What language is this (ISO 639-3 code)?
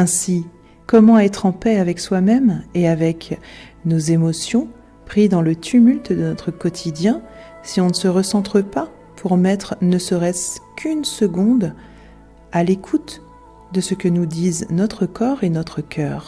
fra